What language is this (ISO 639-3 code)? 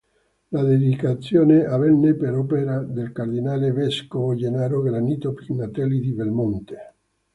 ita